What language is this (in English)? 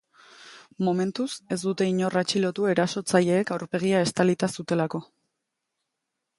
Basque